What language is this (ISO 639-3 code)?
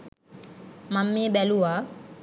sin